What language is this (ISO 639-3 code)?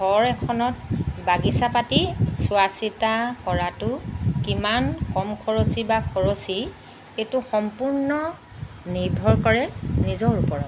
asm